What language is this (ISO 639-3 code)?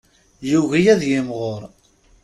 kab